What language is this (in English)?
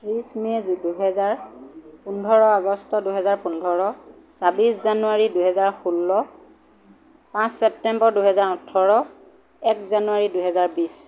Assamese